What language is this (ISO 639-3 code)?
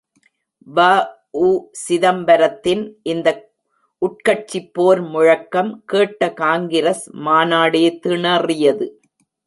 tam